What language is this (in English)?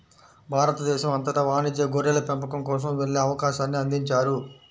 Telugu